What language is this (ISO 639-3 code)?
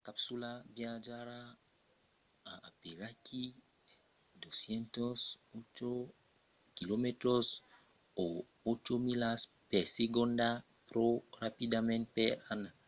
oci